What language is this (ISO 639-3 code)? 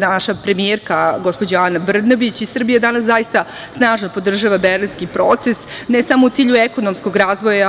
srp